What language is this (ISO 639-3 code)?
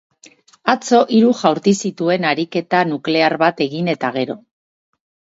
eus